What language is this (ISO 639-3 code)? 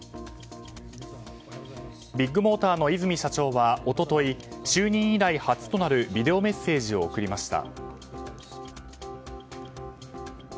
jpn